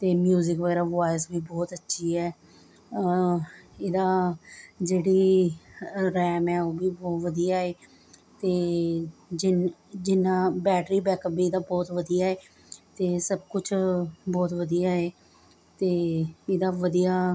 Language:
Punjabi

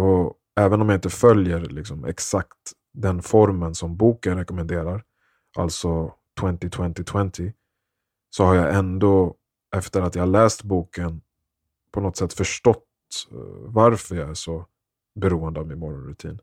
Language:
Swedish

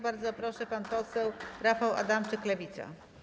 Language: Polish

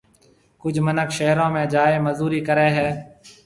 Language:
Marwari (Pakistan)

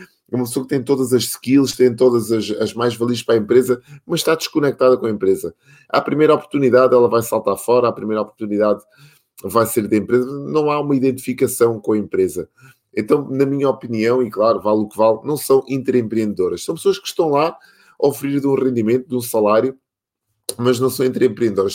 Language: Portuguese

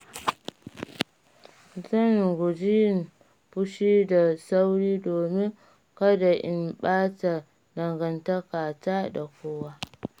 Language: Hausa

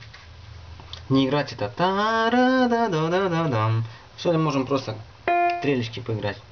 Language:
Russian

